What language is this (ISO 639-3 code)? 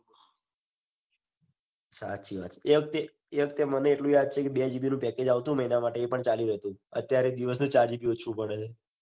guj